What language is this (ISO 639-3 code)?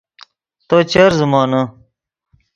ydg